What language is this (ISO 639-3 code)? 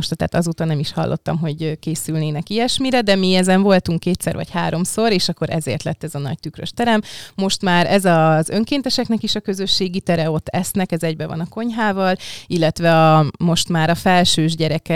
hun